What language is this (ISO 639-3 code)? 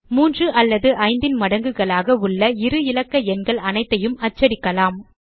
tam